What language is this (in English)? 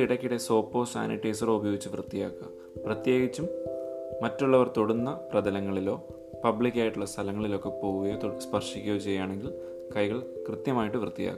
Malayalam